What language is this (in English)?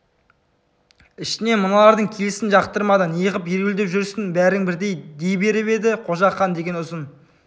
Kazakh